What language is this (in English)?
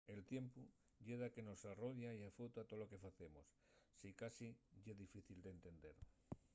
Asturian